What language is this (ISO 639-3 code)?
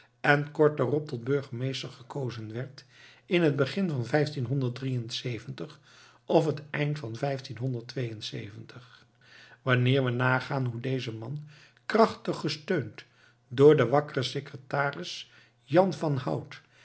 nld